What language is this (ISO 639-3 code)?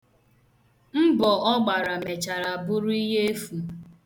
ibo